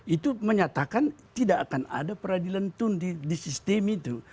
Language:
Indonesian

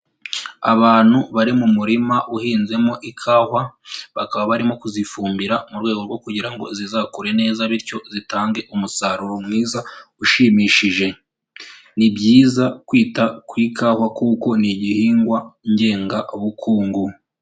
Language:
Kinyarwanda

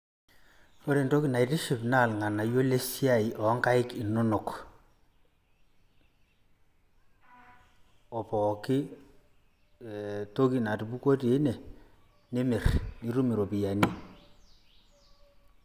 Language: Masai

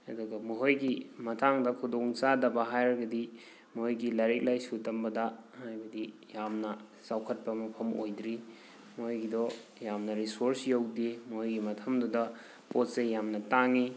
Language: Manipuri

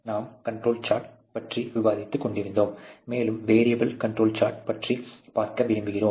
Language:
Tamil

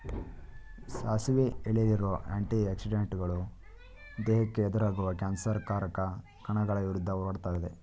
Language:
Kannada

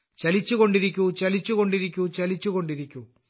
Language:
Malayalam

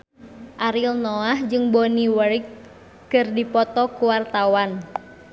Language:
Sundanese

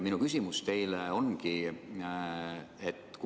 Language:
Estonian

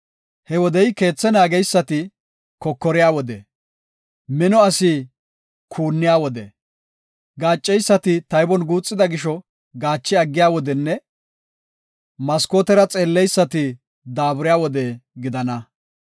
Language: Gofa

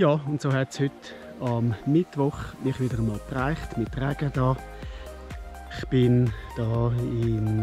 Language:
German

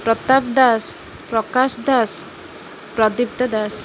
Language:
Odia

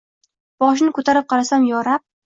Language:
Uzbek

